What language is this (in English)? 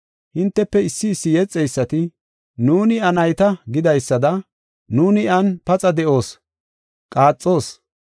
Gofa